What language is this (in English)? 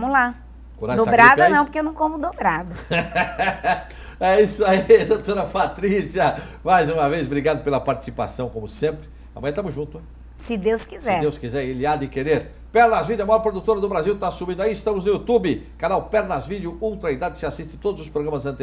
Portuguese